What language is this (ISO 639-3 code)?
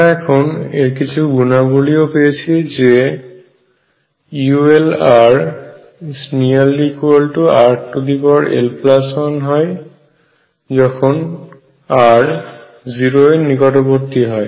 ben